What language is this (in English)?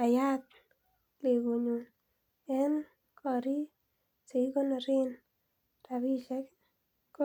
Kalenjin